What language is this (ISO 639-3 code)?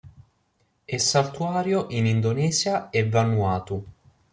ita